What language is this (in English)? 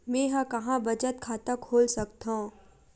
Chhattisgarhi